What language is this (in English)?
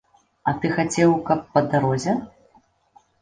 Belarusian